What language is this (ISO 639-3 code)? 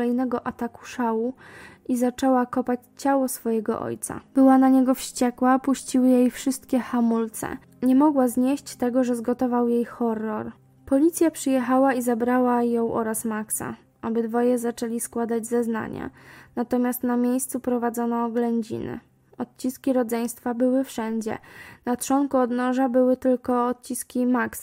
pol